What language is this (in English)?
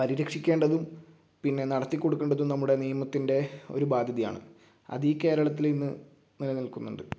Malayalam